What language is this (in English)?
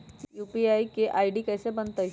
Magahi